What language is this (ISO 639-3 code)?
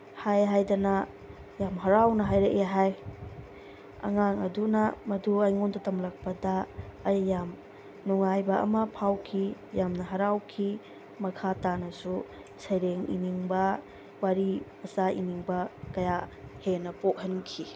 mni